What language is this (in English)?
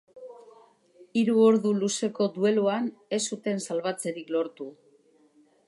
Basque